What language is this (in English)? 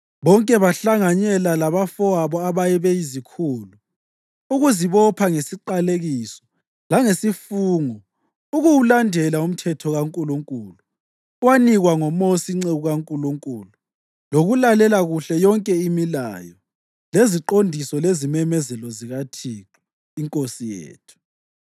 North Ndebele